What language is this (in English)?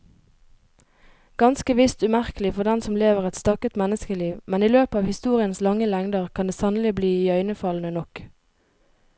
Norwegian